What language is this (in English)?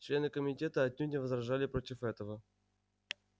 Russian